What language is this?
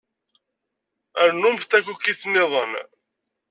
Kabyle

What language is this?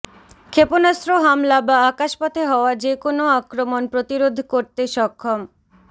Bangla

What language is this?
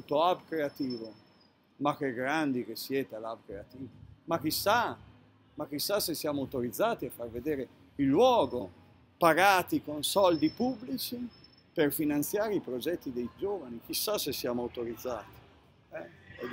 Italian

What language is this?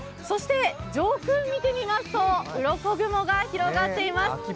Japanese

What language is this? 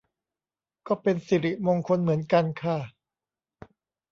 Thai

